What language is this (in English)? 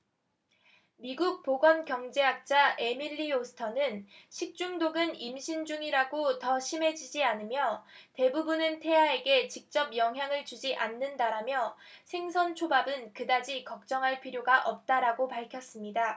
Korean